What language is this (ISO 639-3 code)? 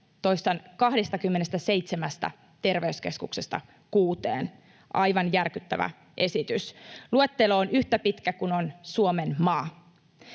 fin